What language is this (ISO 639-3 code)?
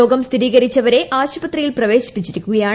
mal